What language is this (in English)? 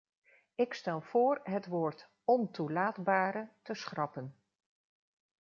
Dutch